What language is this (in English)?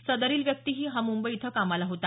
Marathi